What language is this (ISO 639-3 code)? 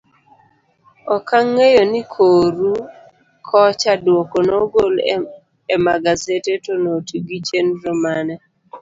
luo